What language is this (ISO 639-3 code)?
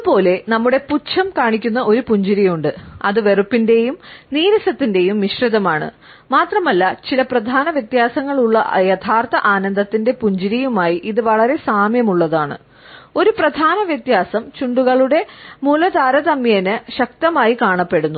mal